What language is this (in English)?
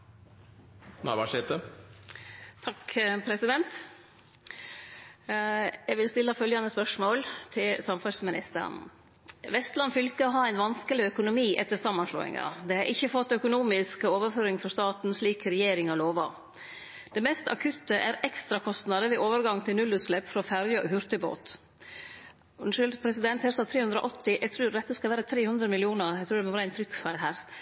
Norwegian Nynorsk